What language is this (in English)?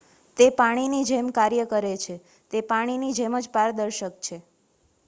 Gujarati